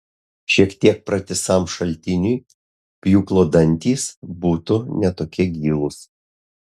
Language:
Lithuanian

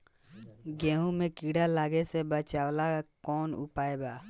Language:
Bhojpuri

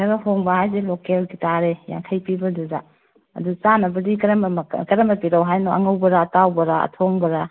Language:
Manipuri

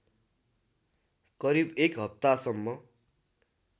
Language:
Nepali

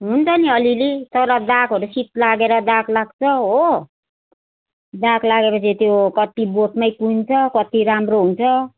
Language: Nepali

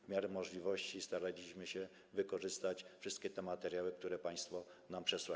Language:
Polish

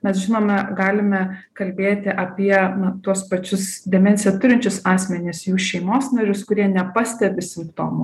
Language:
Lithuanian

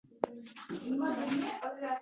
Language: Uzbek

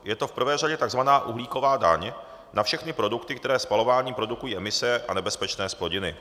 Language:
Czech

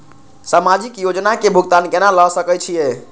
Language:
Maithili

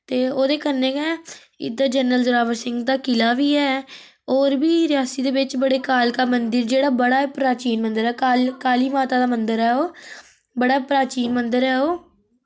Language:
Dogri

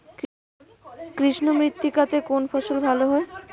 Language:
Bangla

